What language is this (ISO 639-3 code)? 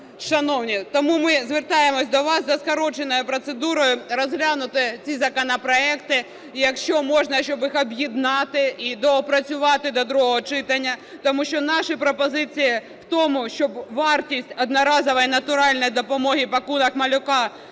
ukr